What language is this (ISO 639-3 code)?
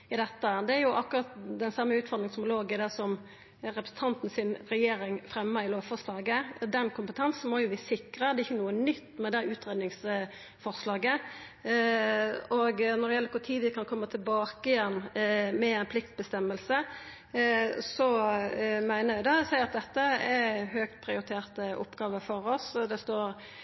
nno